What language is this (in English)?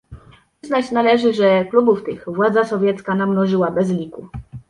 Polish